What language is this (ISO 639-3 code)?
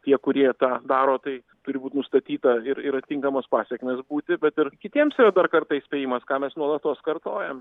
lit